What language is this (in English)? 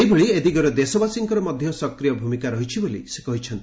Odia